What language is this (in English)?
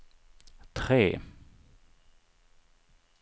Swedish